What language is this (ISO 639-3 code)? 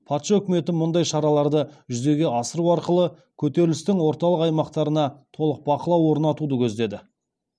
kaz